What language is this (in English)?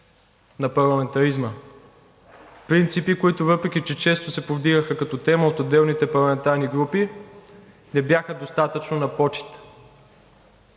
Bulgarian